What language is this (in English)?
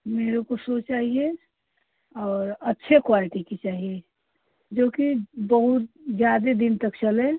Hindi